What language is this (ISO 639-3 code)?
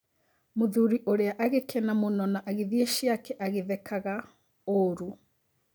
kik